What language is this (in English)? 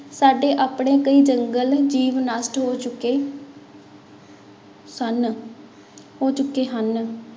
Punjabi